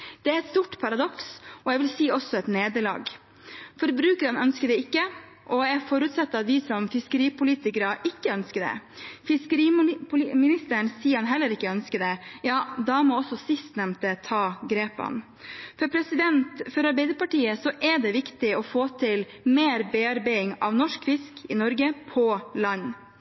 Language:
Norwegian Bokmål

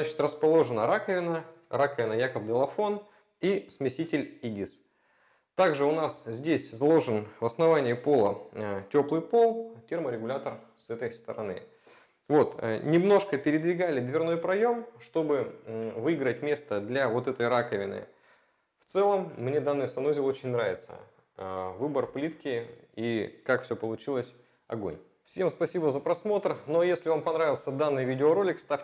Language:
Russian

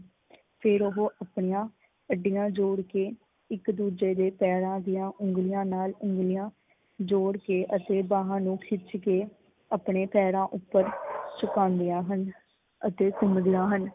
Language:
Punjabi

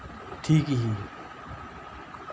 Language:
Dogri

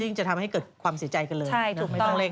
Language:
Thai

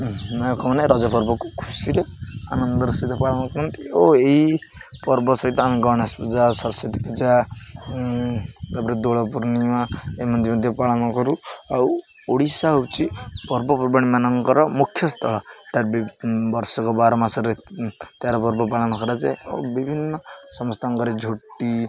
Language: Odia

